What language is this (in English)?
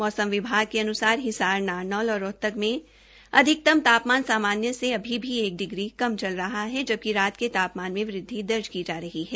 Hindi